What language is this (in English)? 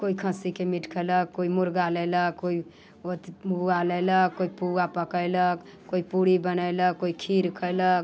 Maithili